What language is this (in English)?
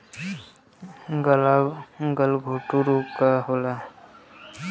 Bhojpuri